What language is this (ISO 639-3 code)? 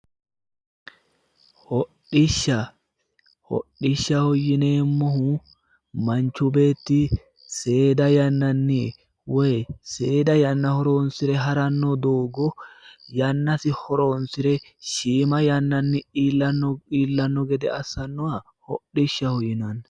sid